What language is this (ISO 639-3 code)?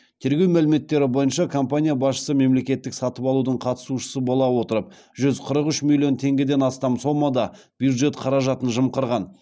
kaz